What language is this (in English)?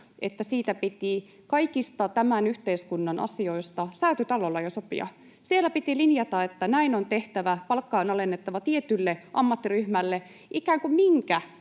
Finnish